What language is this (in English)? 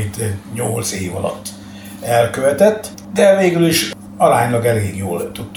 Hungarian